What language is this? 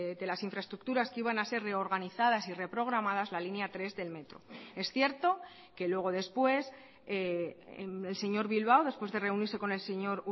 Spanish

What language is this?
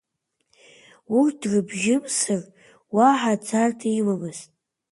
Abkhazian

